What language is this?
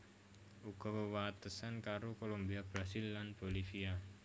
Javanese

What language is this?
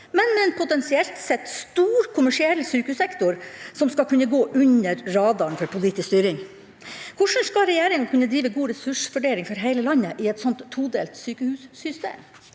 Norwegian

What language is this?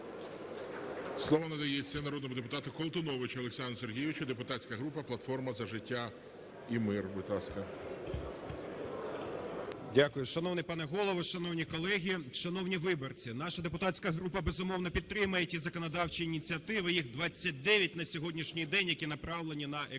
Ukrainian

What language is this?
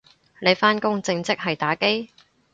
Cantonese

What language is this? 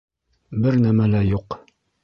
Bashkir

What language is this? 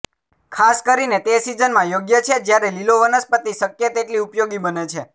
Gujarati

